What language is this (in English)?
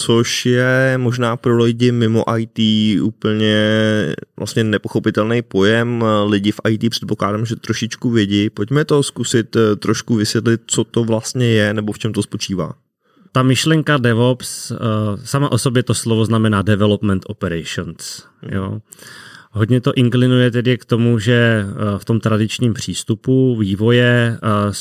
Czech